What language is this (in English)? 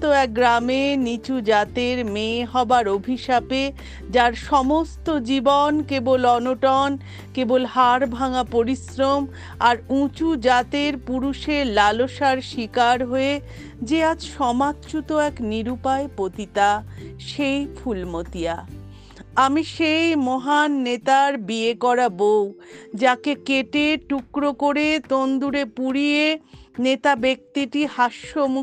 Bangla